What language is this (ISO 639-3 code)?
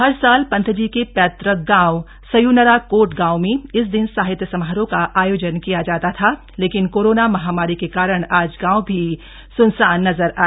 hin